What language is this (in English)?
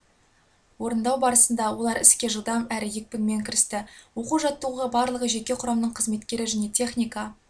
Kazakh